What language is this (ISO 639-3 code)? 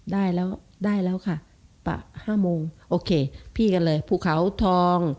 tha